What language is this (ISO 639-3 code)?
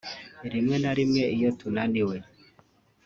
kin